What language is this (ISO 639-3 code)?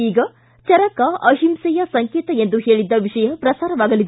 kan